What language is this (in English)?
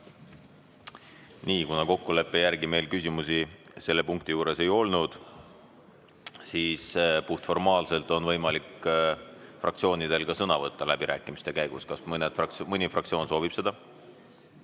Estonian